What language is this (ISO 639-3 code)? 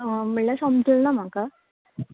kok